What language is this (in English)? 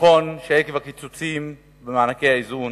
Hebrew